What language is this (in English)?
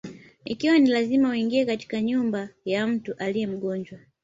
Swahili